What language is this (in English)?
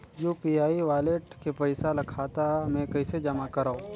Chhattisgarhi